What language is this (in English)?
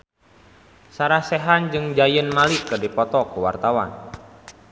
Sundanese